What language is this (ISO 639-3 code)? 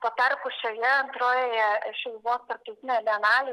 lit